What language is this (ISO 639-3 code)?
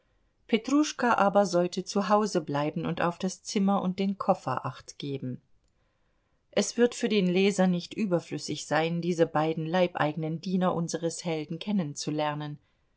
deu